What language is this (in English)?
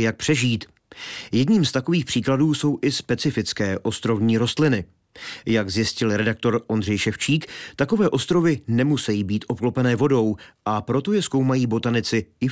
Czech